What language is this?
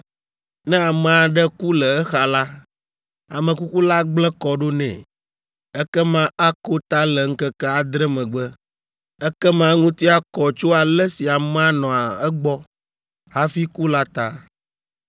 Ewe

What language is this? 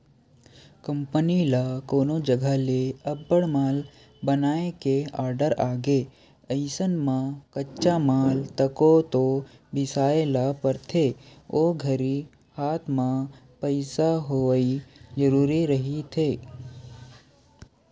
Chhattisgarhi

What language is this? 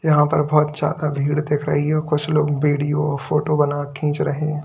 Hindi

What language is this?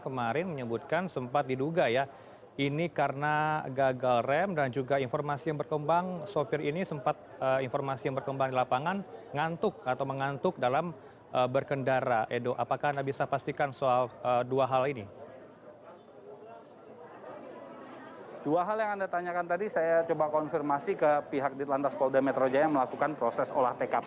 Indonesian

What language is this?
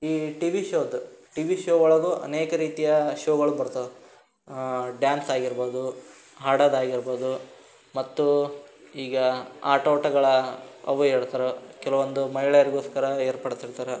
Kannada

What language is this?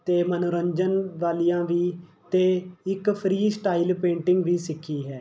Punjabi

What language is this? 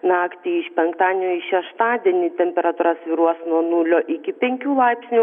Lithuanian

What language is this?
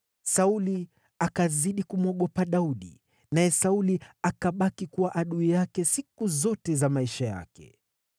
Swahili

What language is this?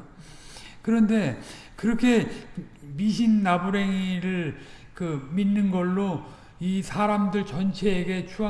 Korean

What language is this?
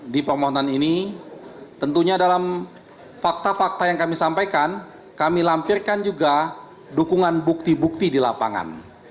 Indonesian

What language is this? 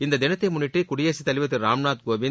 Tamil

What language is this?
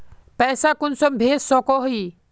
Magahi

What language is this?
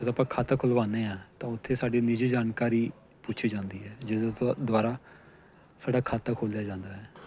Punjabi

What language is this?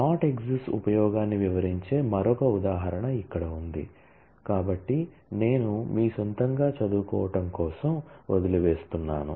Telugu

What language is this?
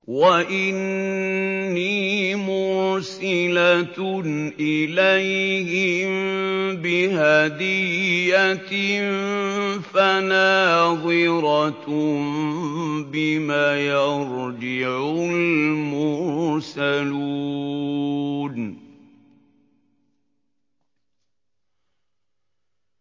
Arabic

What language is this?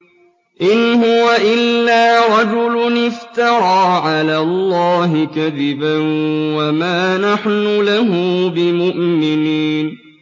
Arabic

